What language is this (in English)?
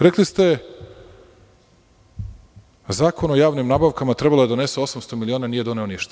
Serbian